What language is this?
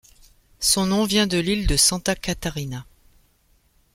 French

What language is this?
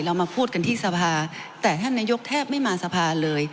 Thai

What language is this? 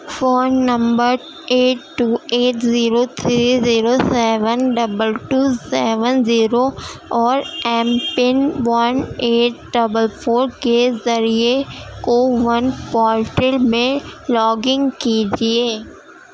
Urdu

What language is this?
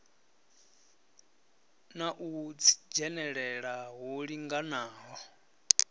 Venda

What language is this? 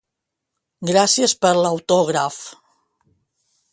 Catalan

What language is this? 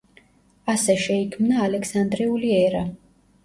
Georgian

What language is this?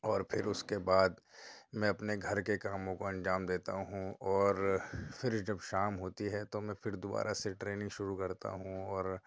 Urdu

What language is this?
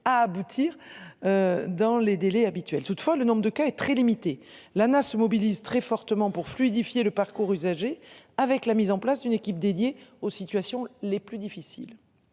French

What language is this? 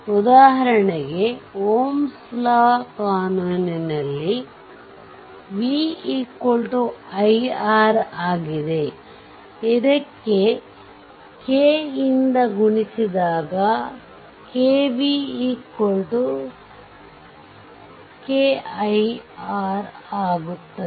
Kannada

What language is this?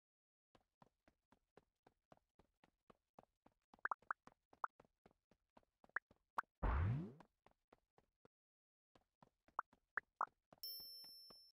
English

